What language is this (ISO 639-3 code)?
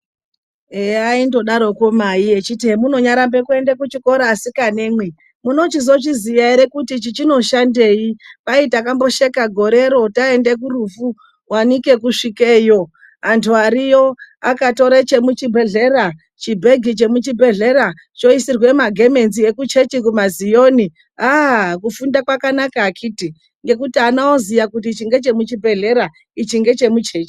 ndc